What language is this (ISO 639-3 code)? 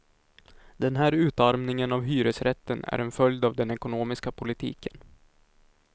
swe